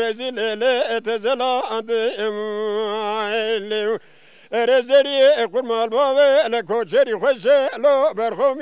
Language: Arabic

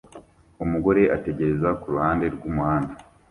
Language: Kinyarwanda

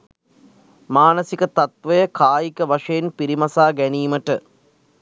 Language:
Sinhala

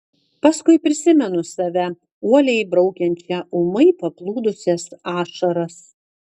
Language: Lithuanian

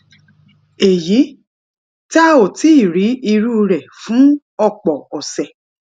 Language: Yoruba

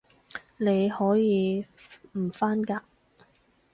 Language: Cantonese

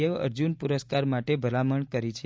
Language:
Gujarati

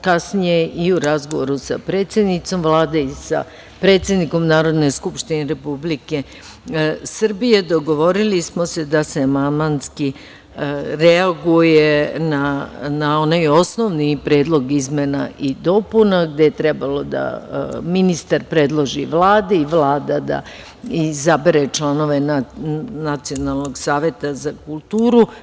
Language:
Serbian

